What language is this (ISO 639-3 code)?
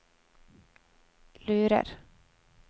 nor